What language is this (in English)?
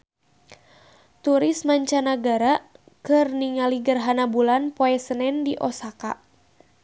Sundanese